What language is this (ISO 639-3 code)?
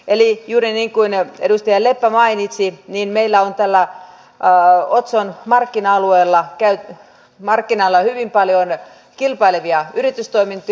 fin